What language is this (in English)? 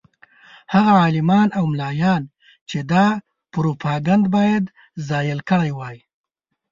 Pashto